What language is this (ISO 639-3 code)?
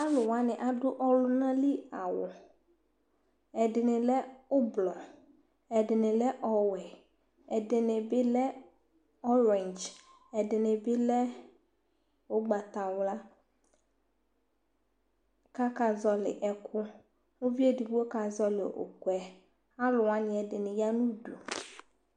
kpo